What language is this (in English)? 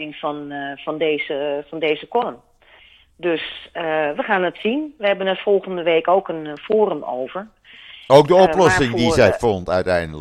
Dutch